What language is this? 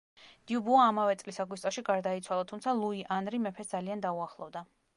Georgian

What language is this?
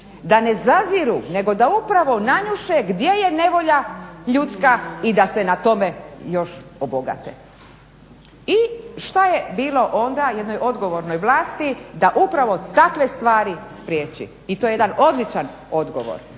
Croatian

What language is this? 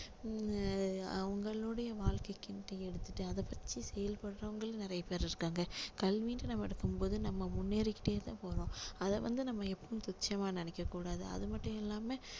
Tamil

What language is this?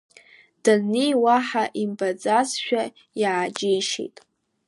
Abkhazian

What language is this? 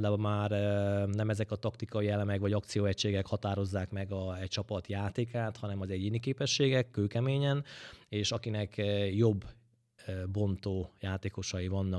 Hungarian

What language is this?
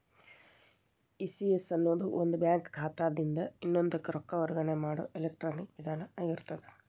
Kannada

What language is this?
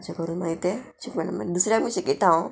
Konkani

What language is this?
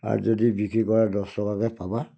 Assamese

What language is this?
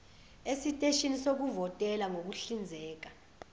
Zulu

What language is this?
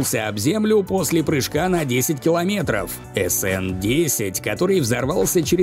Russian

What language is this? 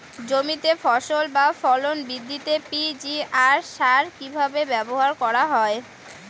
Bangla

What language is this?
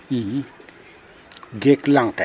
Serer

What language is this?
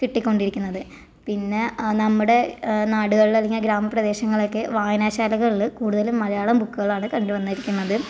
Malayalam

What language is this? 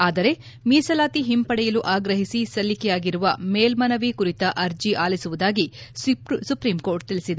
Kannada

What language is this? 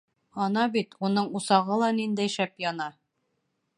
Bashkir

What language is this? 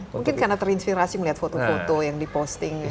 Indonesian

